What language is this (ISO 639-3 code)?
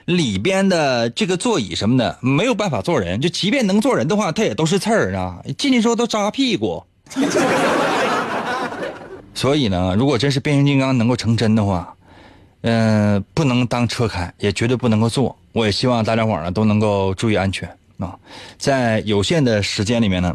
zho